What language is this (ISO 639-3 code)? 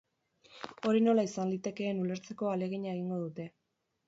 eus